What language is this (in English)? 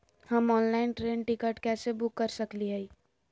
Magahi